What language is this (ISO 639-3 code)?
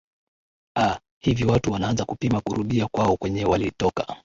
swa